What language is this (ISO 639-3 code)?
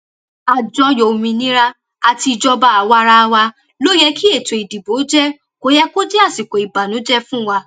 yor